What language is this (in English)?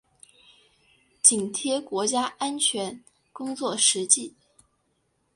Chinese